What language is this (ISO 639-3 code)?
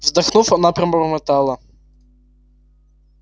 rus